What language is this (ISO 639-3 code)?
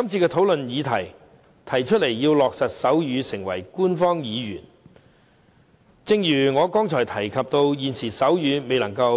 yue